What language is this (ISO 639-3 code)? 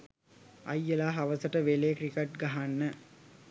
sin